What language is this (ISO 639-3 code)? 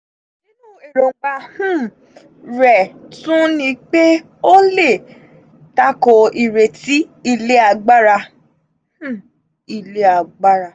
yor